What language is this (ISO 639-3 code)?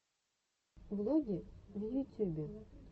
rus